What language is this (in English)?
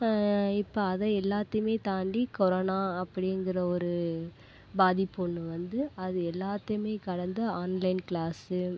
Tamil